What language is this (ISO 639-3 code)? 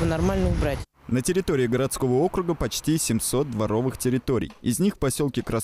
rus